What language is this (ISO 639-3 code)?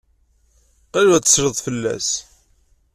kab